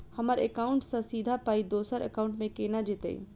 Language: Maithili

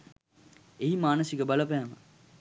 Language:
Sinhala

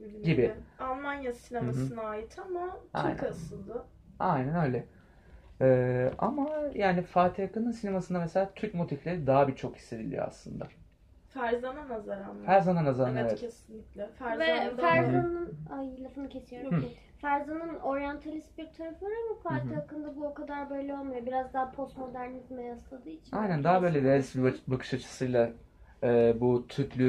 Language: Turkish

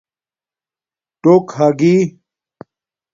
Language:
Domaaki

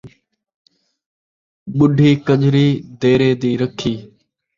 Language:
Saraiki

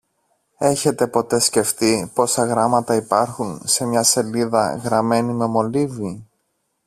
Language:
Greek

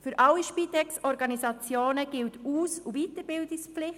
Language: Swiss German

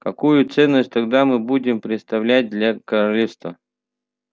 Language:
Russian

